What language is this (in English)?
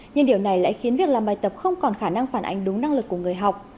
Vietnamese